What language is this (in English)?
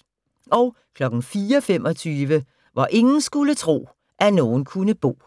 Danish